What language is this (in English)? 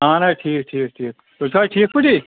Kashmiri